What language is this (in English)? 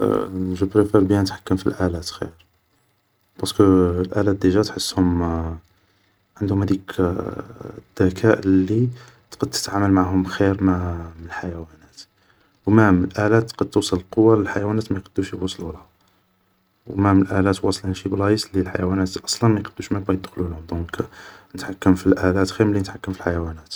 Algerian Arabic